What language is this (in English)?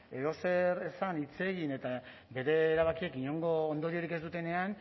Basque